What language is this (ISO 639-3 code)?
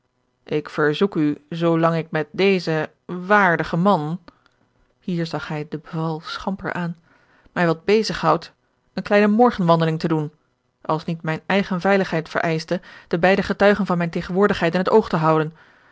nld